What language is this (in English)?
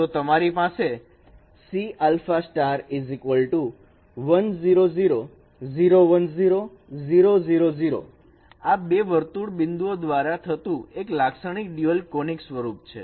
Gujarati